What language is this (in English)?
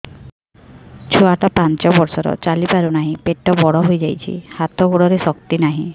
Odia